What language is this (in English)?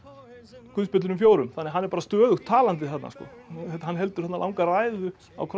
Icelandic